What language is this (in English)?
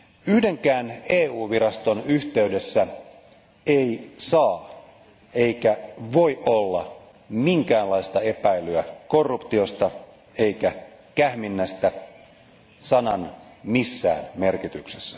Finnish